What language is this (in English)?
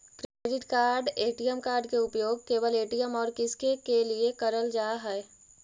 Magahi